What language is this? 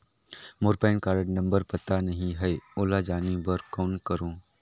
Chhattisgarhi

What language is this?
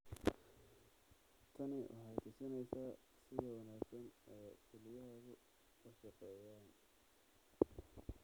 Somali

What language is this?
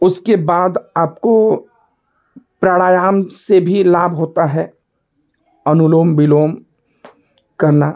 Hindi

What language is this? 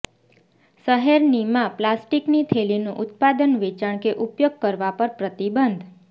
Gujarati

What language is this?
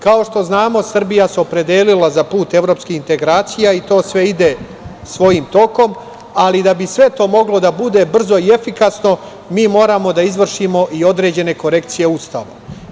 Serbian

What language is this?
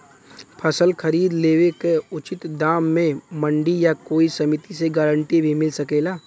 Bhojpuri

